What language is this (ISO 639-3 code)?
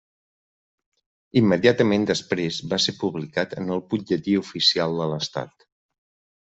cat